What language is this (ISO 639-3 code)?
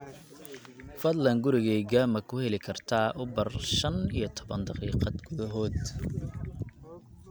som